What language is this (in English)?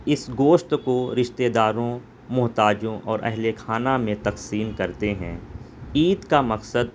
Urdu